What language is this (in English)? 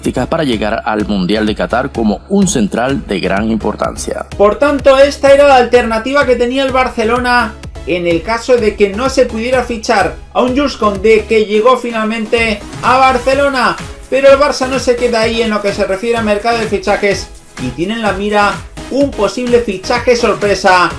Spanish